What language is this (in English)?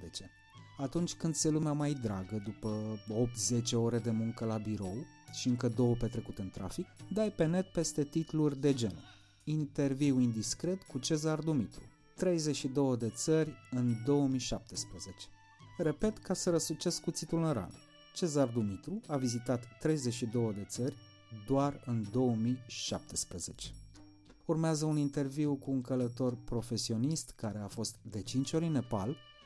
Romanian